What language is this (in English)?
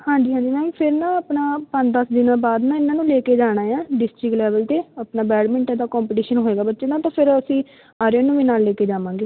Punjabi